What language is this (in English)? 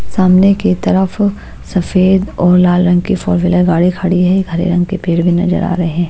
Hindi